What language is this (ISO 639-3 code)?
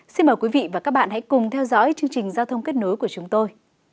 vie